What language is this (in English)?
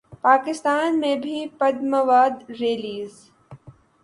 Urdu